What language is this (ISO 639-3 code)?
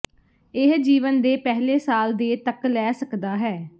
pan